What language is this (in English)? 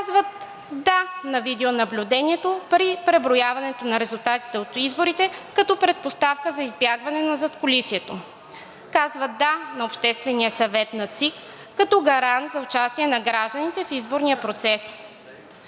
Bulgarian